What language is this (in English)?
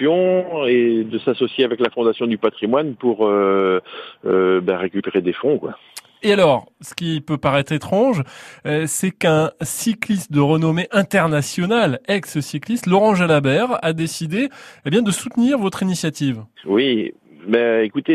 French